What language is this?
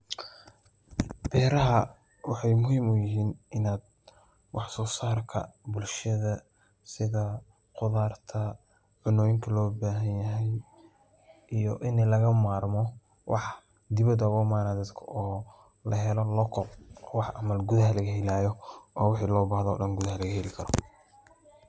Somali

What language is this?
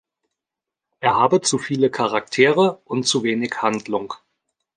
German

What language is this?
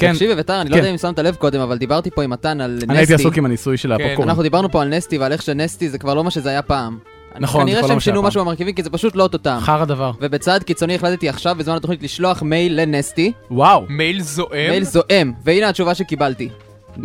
Hebrew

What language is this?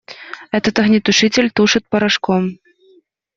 Russian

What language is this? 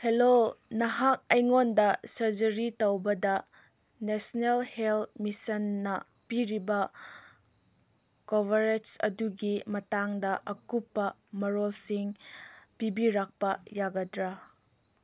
Manipuri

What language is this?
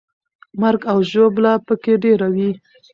Pashto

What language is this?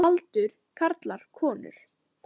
Icelandic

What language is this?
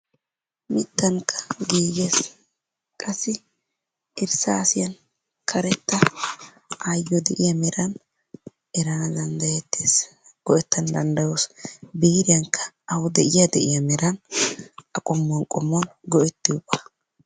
Wolaytta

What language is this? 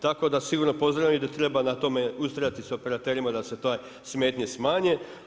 Croatian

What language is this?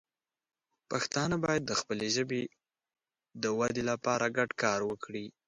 Pashto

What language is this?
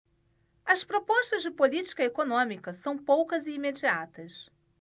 Portuguese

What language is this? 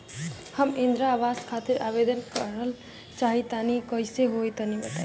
Bhojpuri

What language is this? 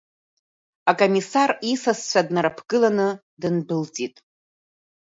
Abkhazian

